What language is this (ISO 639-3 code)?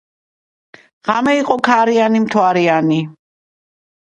kat